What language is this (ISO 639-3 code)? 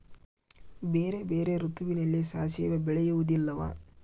kan